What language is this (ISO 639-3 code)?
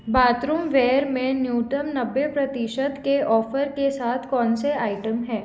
hin